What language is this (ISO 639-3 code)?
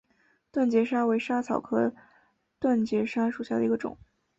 zho